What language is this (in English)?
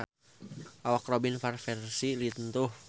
Sundanese